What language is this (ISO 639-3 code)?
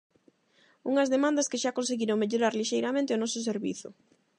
glg